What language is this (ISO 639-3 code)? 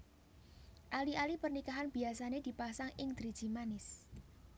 jav